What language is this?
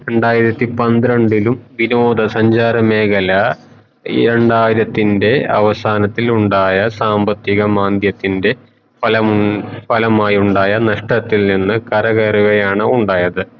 Malayalam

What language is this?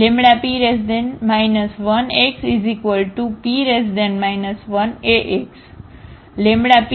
Gujarati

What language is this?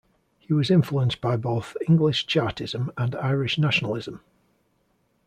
English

